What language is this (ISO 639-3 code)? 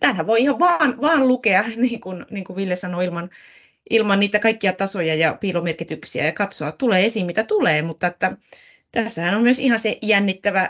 fin